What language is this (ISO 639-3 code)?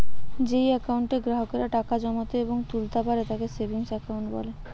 ben